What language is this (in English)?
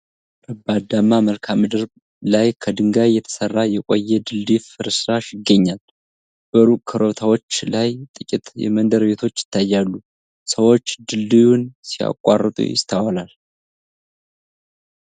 Amharic